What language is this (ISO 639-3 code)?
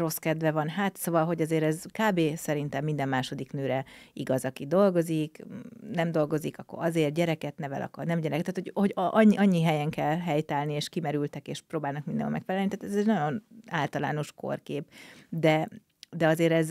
hun